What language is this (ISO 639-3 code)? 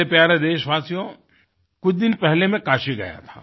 hin